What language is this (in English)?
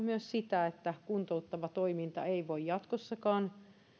Finnish